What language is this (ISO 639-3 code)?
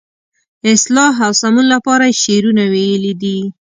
pus